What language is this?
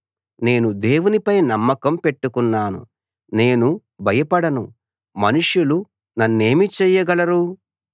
Telugu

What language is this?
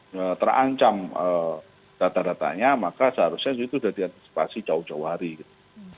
Indonesian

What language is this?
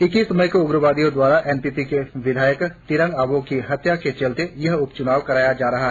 Hindi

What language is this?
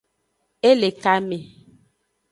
Aja (Benin)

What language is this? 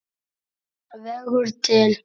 Icelandic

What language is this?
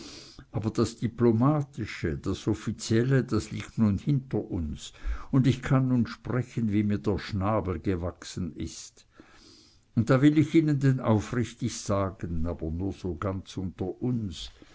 German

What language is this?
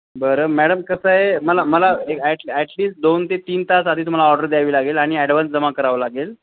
Marathi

